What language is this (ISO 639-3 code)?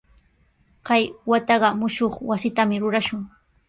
qws